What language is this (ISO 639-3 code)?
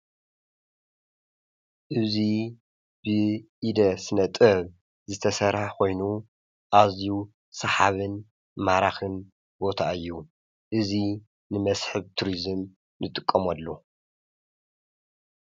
tir